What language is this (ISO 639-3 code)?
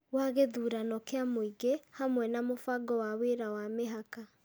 kik